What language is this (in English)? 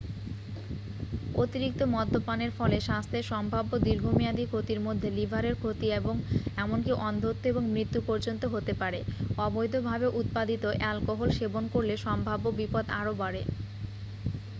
Bangla